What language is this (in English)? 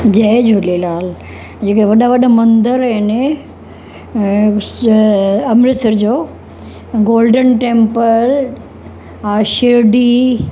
Sindhi